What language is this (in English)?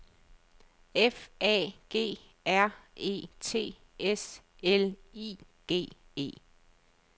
Danish